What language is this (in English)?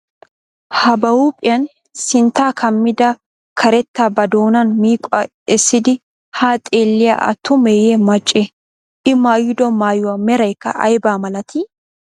Wolaytta